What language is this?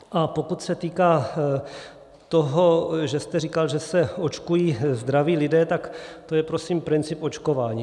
Czech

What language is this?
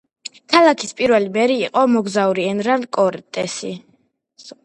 Georgian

